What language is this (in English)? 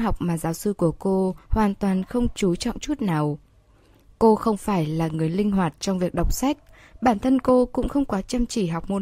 Vietnamese